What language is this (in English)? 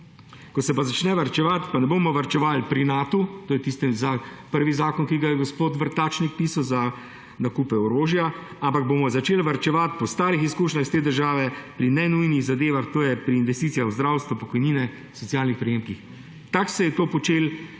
Slovenian